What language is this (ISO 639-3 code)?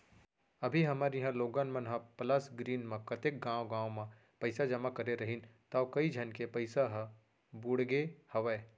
hne